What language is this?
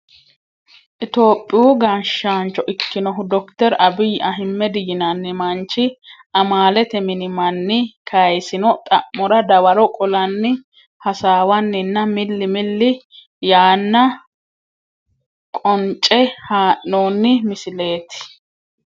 Sidamo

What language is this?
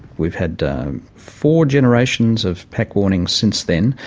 English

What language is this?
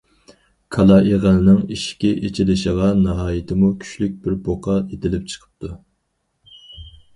Uyghur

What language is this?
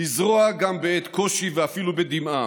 Hebrew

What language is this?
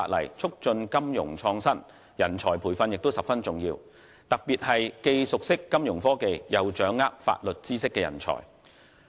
Cantonese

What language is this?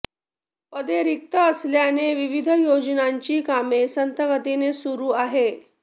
Marathi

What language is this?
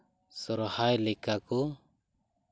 Santali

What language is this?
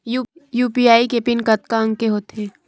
Chhattisgarhi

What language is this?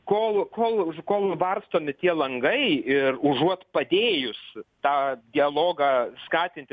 Lithuanian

